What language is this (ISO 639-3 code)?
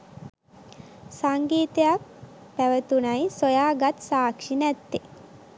sin